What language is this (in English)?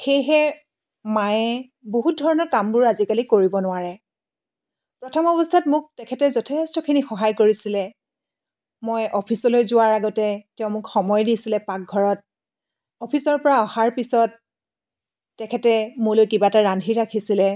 Assamese